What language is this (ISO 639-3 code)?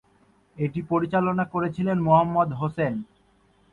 ben